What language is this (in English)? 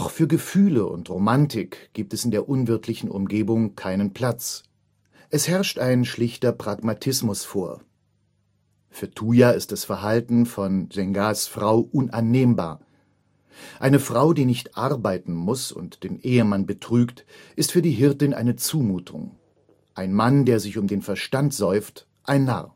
German